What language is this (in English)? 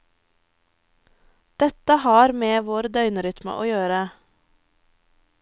Norwegian